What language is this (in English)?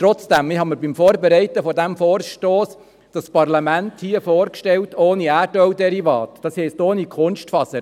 Swiss German